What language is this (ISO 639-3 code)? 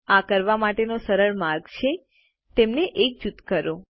guj